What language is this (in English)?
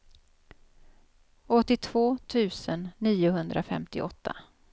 Swedish